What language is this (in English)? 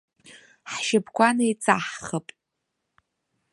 Abkhazian